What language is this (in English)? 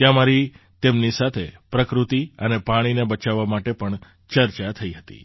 Gujarati